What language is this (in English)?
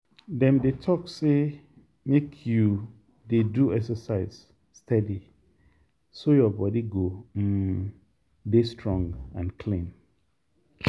Nigerian Pidgin